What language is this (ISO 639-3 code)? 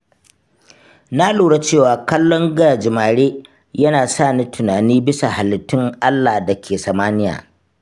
hau